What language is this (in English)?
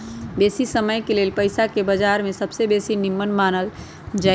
Magahi